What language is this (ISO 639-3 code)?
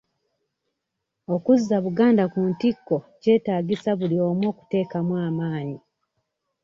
lug